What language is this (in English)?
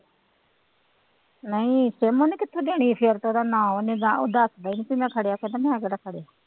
Punjabi